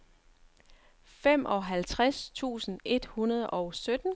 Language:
Danish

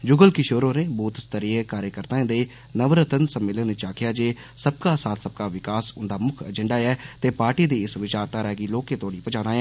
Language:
Dogri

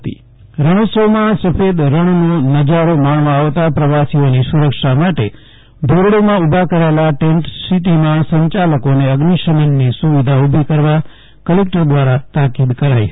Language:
Gujarati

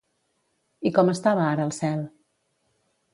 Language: Catalan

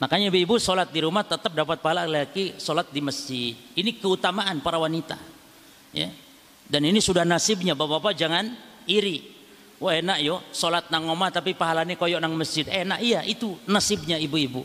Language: Indonesian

